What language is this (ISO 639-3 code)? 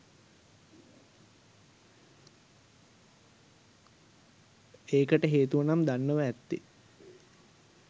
sin